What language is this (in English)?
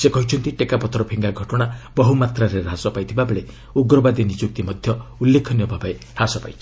Odia